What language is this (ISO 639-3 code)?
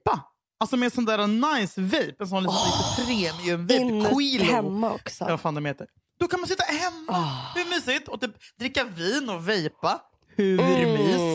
swe